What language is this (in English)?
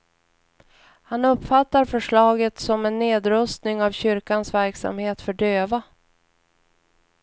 Swedish